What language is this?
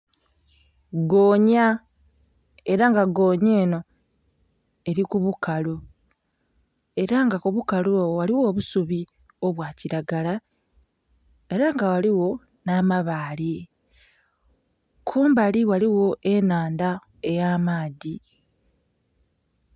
Soga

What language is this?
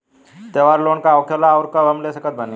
Bhojpuri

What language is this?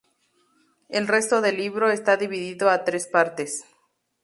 Spanish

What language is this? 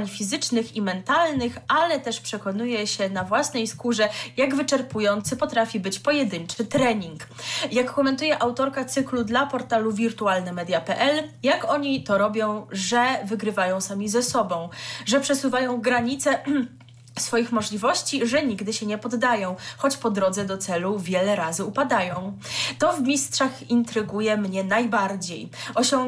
Polish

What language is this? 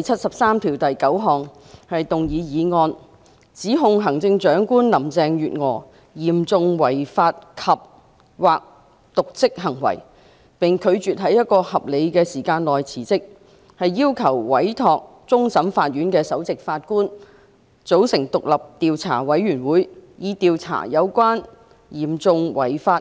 Cantonese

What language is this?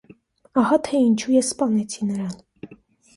Armenian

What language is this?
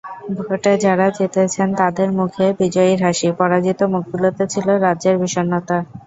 Bangla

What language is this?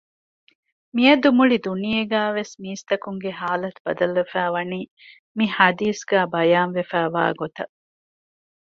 Divehi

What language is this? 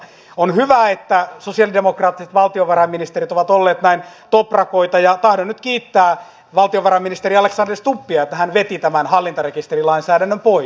Finnish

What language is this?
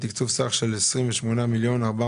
Hebrew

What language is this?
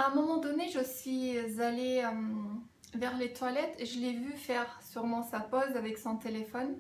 French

